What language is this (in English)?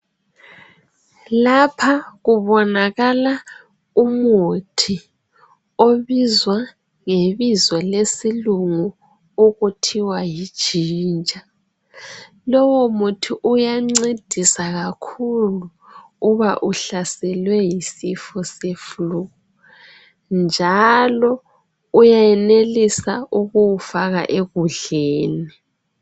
North Ndebele